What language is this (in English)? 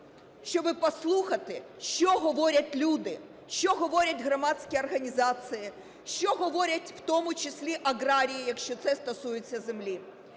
Ukrainian